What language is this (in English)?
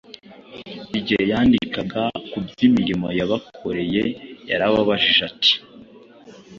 Kinyarwanda